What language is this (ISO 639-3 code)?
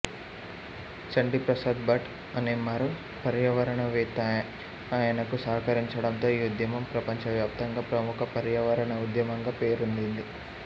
tel